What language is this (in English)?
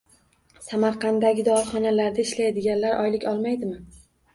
Uzbek